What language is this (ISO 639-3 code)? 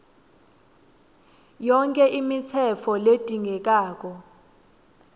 ssw